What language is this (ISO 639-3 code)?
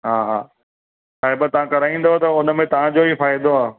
snd